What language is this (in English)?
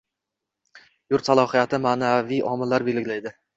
Uzbek